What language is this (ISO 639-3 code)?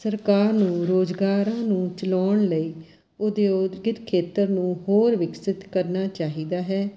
pan